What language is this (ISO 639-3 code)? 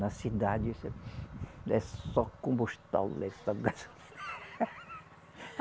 por